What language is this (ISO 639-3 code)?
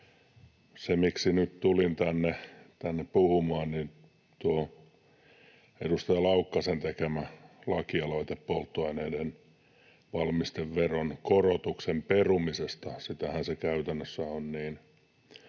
fin